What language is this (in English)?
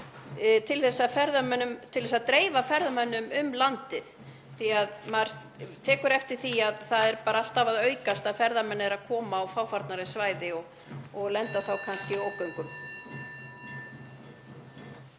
Icelandic